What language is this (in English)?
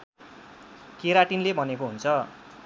Nepali